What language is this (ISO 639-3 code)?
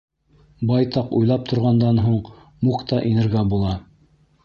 bak